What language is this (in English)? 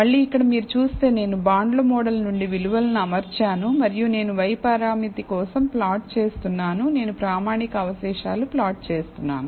Telugu